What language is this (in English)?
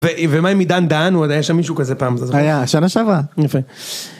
Hebrew